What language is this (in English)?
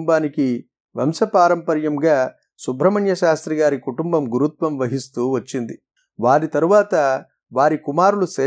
Telugu